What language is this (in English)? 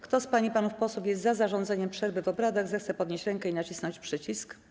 Polish